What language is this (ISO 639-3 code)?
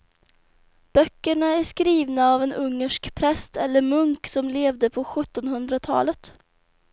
swe